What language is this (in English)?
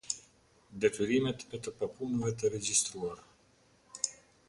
Albanian